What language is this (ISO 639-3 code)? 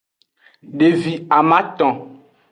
ajg